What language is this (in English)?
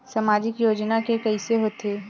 Chhattisgarhi